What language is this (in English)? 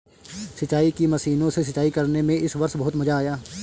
Hindi